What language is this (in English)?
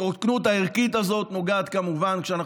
Hebrew